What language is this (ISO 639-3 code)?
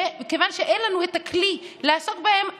heb